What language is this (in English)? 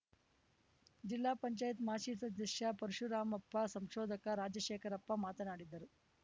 Kannada